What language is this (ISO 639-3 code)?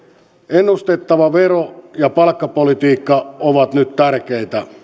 fin